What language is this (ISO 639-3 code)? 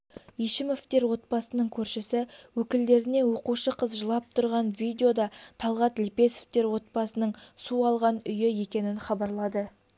kaz